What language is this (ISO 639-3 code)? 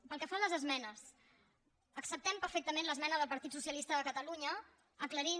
cat